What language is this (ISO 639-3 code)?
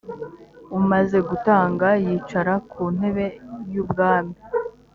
kin